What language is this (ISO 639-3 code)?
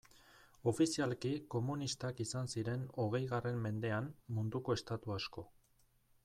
eus